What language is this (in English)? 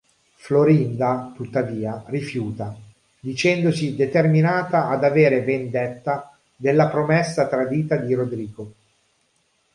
Italian